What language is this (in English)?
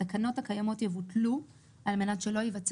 Hebrew